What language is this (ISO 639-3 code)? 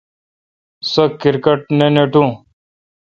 xka